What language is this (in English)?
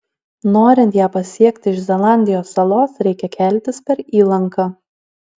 Lithuanian